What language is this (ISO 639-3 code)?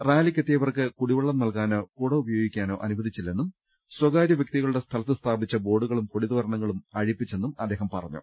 mal